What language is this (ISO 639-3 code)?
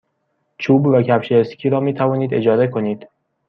fas